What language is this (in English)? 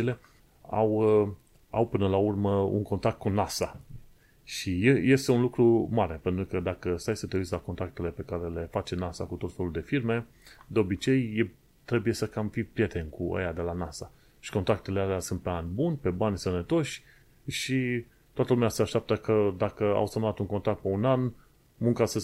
Romanian